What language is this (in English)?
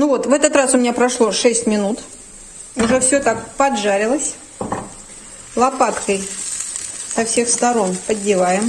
Russian